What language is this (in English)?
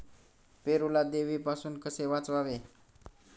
Marathi